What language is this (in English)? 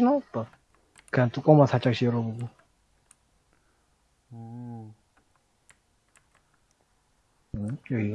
Korean